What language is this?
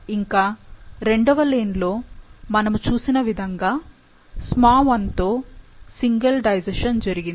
Telugu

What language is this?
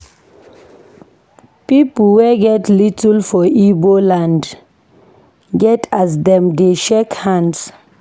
Nigerian Pidgin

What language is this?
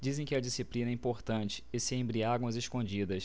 Portuguese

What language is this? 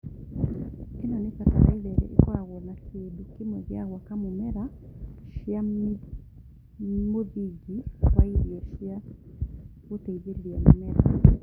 Kikuyu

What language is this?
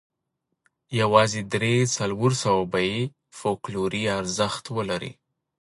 Pashto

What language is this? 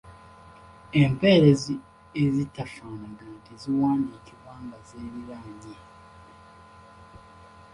Ganda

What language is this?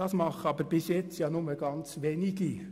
Swiss German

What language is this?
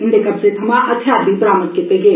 Dogri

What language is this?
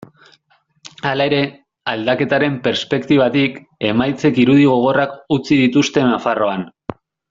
Basque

